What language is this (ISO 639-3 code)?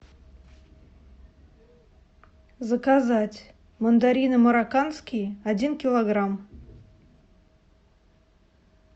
rus